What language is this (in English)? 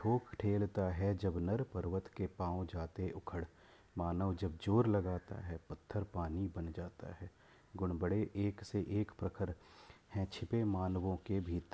Hindi